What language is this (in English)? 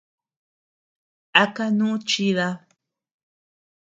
Tepeuxila Cuicatec